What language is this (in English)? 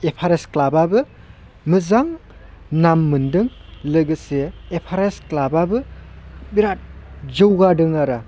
Bodo